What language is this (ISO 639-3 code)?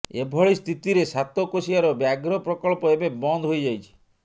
ori